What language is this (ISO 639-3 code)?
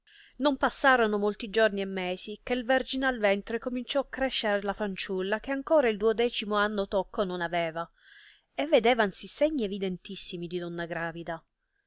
ita